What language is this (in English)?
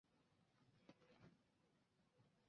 Chinese